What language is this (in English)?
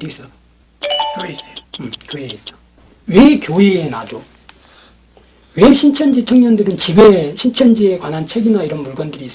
Korean